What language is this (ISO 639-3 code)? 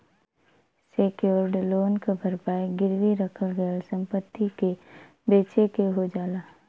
bho